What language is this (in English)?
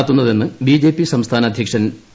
Malayalam